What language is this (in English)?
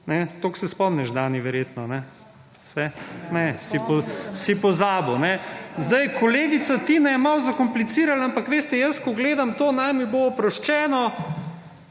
Slovenian